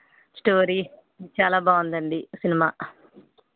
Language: Telugu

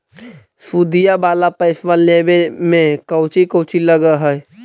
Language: Magahi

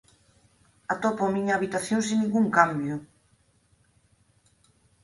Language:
Galician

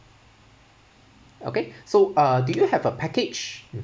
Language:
English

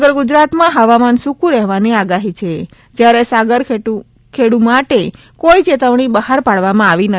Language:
Gujarati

